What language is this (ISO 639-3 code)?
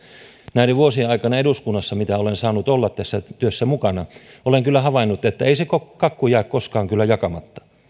fin